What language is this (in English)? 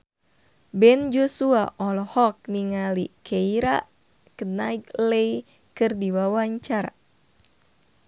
Sundanese